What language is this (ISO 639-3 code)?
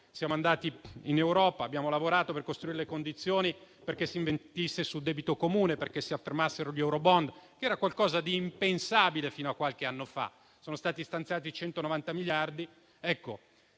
ita